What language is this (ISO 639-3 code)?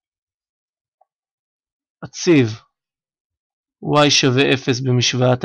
heb